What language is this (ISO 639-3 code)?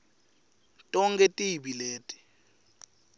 ssw